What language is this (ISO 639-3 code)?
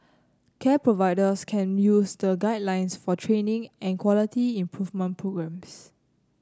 eng